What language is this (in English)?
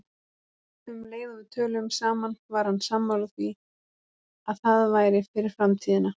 Icelandic